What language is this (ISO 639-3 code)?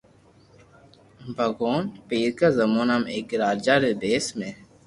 lrk